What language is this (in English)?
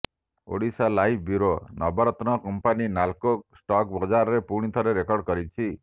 Odia